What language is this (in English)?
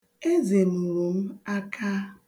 Igbo